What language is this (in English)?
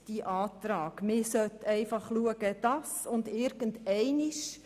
Swiss German